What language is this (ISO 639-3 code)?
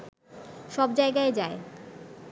ben